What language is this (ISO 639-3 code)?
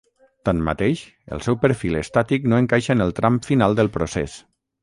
cat